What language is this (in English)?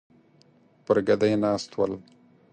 Pashto